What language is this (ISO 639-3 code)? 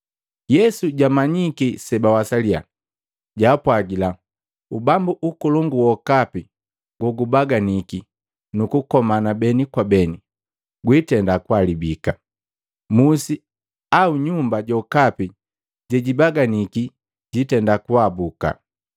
mgv